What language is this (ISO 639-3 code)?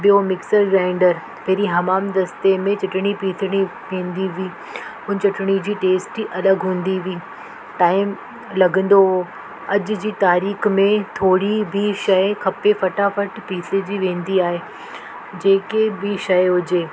snd